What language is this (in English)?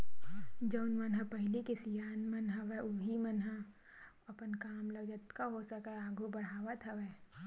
Chhattisgarhi